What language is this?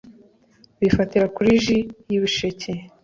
Kinyarwanda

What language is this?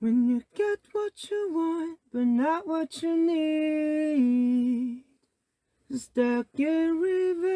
Korean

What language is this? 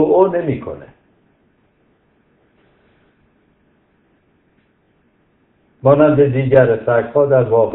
Persian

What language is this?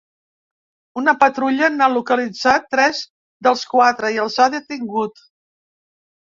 Catalan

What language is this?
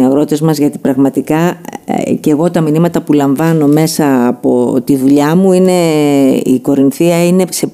Greek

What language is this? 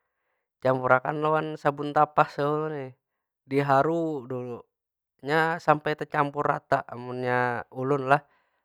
Banjar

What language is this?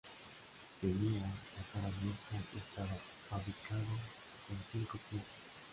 Spanish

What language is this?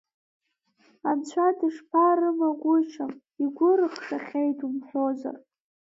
Abkhazian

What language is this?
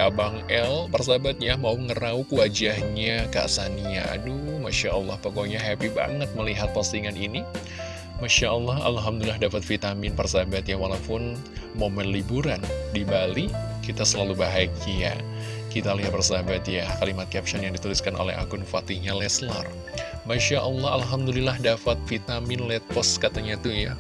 Indonesian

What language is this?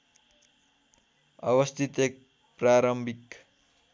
Nepali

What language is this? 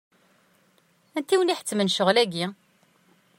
Kabyle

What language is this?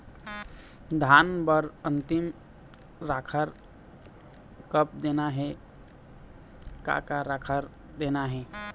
Chhattisgarhi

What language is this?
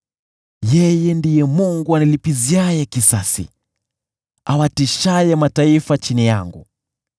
Swahili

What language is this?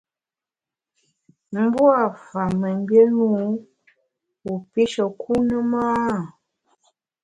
Bamun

